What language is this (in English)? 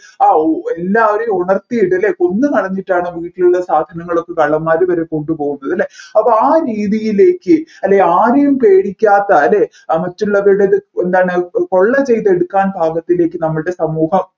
Malayalam